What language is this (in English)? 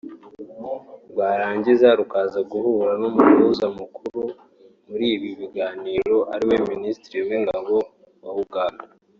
Kinyarwanda